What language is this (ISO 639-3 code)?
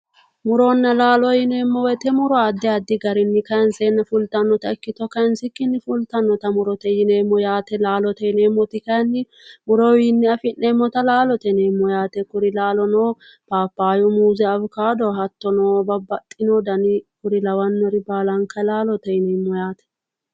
sid